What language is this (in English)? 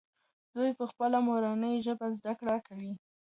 Pashto